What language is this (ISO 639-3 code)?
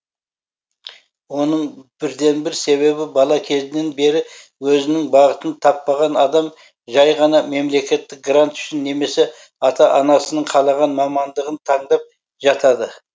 kaz